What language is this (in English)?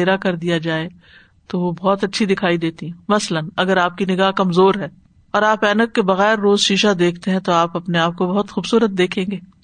Urdu